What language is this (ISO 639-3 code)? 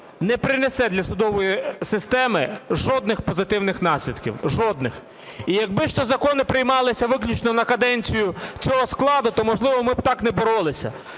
ukr